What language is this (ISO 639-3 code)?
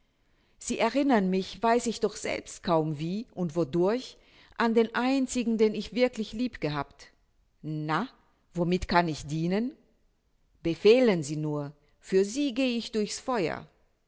deu